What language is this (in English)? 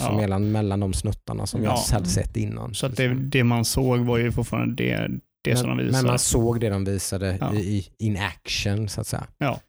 Swedish